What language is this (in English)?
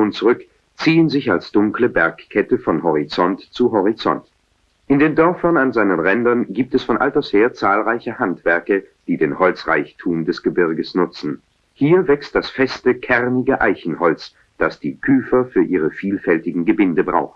German